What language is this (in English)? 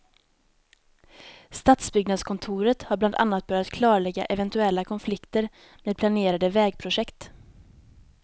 Swedish